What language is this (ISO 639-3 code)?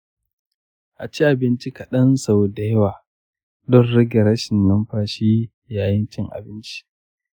hau